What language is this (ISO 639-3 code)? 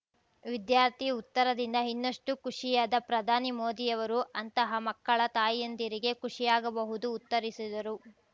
kan